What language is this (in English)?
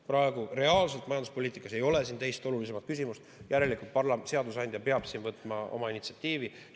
Estonian